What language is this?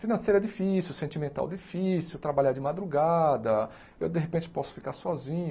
Portuguese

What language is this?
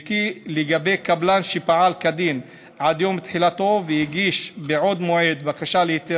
Hebrew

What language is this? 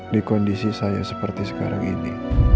Indonesian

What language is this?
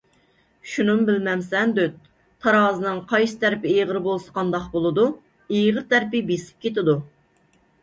Uyghur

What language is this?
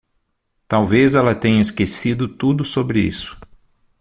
Portuguese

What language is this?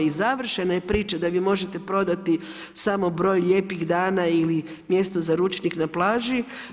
Croatian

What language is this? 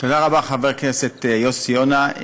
Hebrew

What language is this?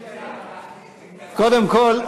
Hebrew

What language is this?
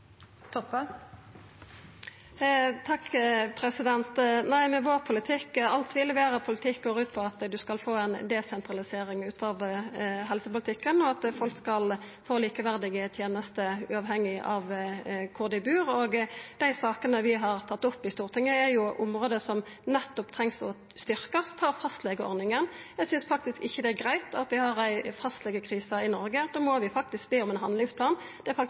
Norwegian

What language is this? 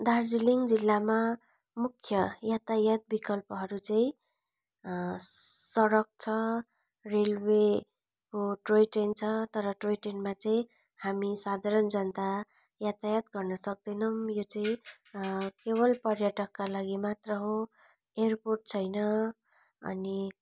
Nepali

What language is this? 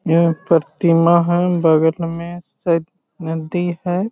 Magahi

